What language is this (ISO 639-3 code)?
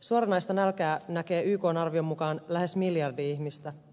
fin